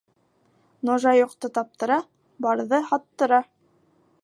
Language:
Bashkir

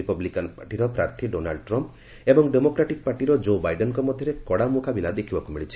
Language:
Odia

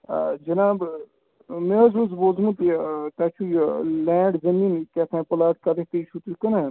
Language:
Kashmiri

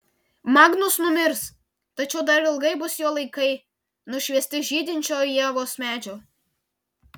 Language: Lithuanian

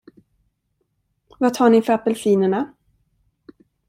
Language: Swedish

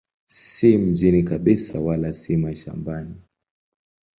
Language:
Swahili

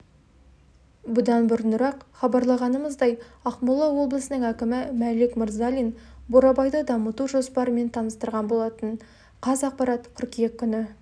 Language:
Kazakh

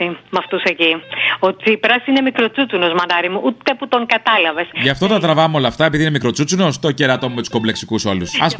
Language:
Greek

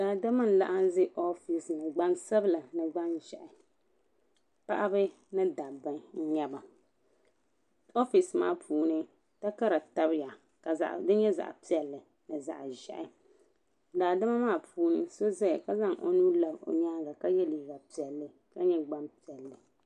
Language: Dagbani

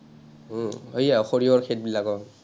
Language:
Assamese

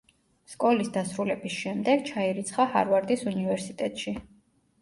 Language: Georgian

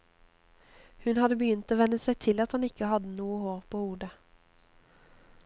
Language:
Norwegian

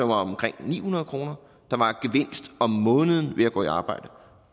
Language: Danish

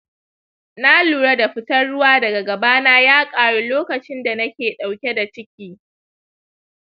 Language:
Hausa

